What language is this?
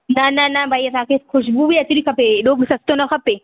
Sindhi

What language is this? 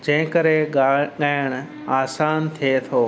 Sindhi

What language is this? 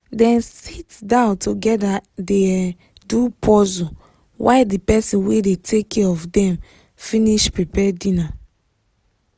Nigerian Pidgin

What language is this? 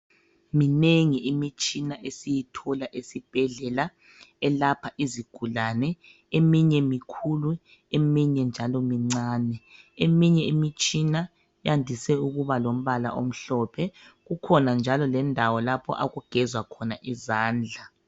North Ndebele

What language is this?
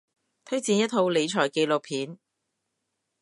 Cantonese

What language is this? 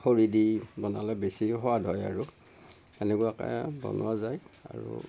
Assamese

